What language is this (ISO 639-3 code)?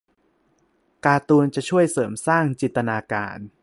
tha